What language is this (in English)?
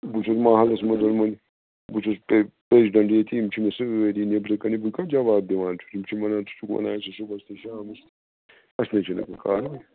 Kashmiri